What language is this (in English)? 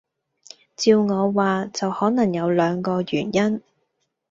Cantonese